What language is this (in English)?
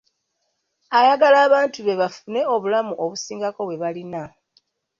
Ganda